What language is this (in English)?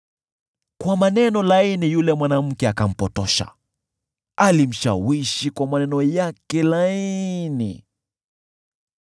Swahili